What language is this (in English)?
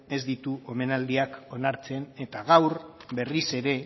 Basque